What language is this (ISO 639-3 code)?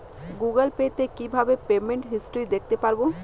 ben